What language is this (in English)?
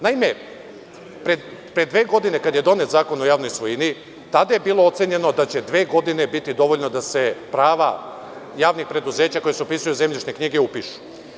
Serbian